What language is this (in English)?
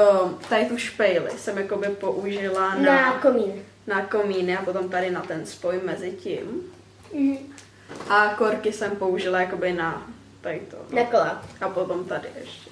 Czech